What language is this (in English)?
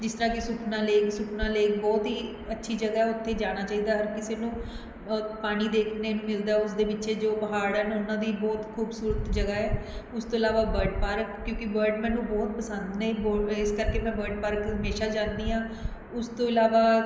Punjabi